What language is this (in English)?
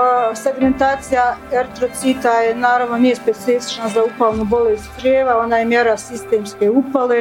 Croatian